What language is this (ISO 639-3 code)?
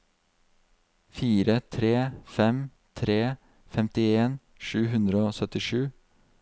nor